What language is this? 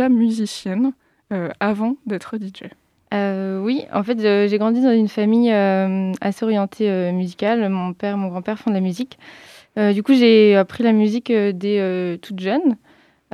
French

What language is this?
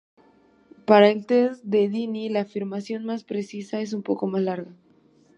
Spanish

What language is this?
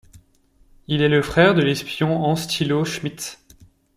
French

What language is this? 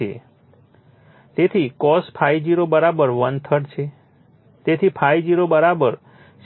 Gujarati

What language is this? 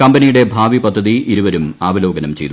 Malayalam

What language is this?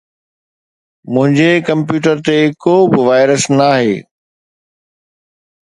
Sindhi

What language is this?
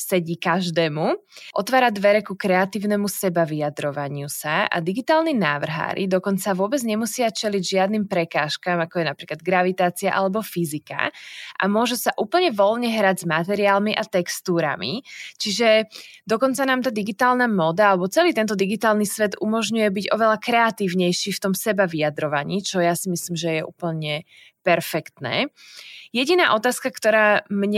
Slovak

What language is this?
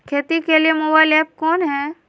Magahi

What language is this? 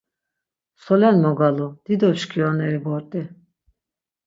Laz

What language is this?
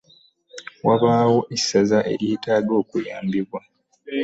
Ganda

